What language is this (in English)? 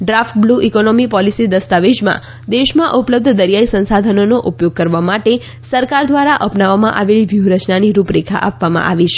Gujarati